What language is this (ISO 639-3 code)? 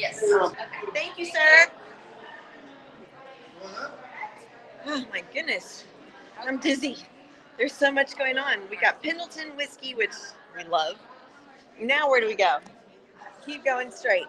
eng